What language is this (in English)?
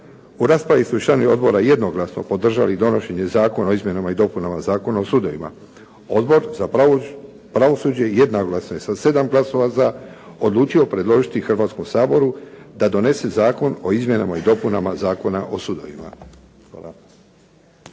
Croatian